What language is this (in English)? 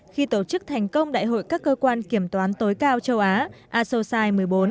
Vietnamese